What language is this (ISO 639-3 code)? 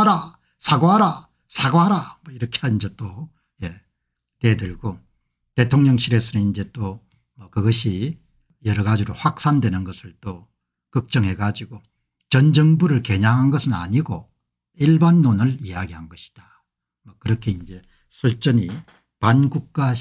kor